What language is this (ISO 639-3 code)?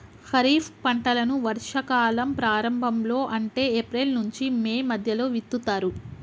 tel